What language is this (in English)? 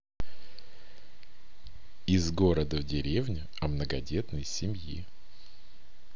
Russian